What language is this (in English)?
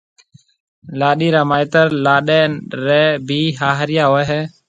Marwari (Pakistan)